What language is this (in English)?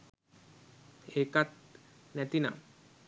Sinhala